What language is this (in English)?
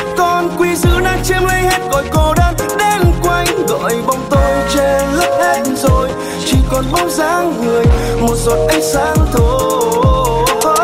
Vietnamese